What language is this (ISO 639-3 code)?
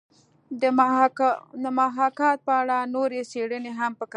pus